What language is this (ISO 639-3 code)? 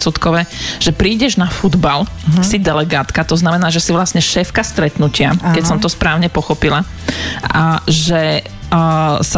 slk